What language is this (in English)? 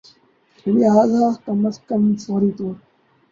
Urdu